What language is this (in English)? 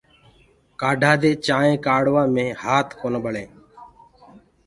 Gurgula